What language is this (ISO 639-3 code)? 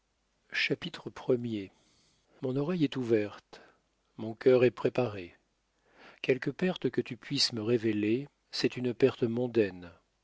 fra